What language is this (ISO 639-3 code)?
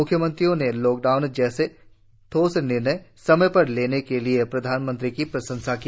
hin